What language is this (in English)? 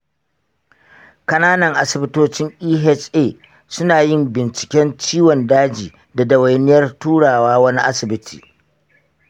Hausa